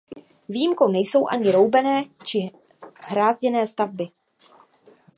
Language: Czech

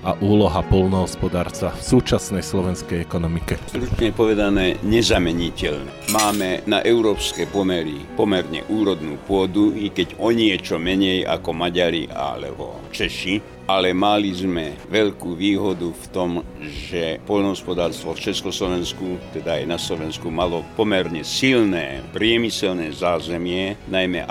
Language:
Slovak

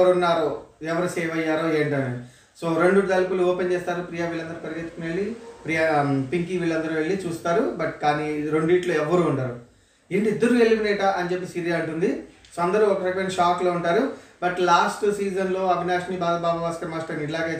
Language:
Telugu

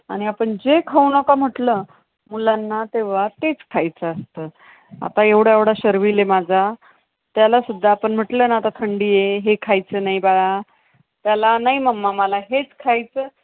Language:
Marathi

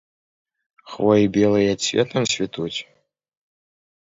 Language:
Belarusian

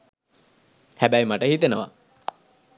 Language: Sinhala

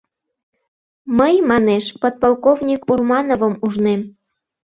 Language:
Mari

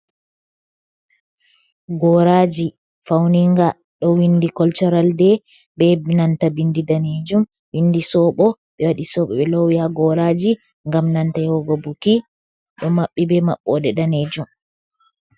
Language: Fula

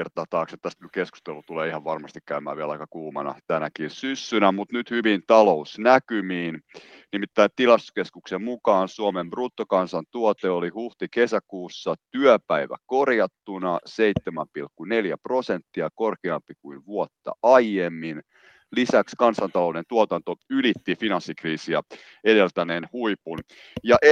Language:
Finnish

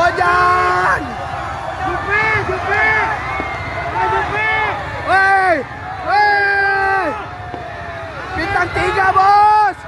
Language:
Indonesian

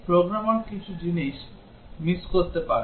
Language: Bangla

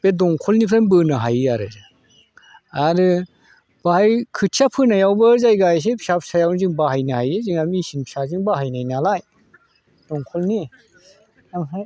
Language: Bodo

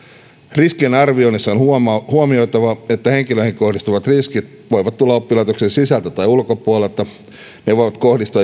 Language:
Finnish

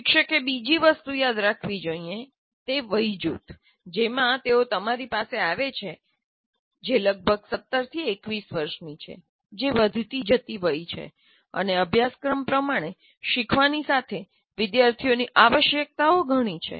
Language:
Gujarati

